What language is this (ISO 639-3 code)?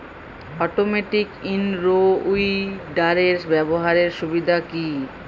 ben